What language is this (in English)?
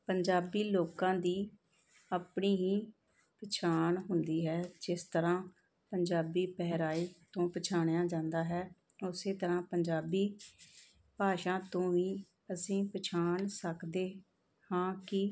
Punjabi